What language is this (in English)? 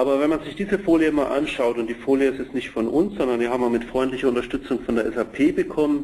German